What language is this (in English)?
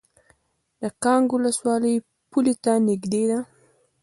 Pashto